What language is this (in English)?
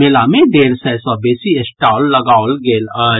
Maithili